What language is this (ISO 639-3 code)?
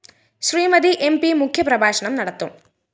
mal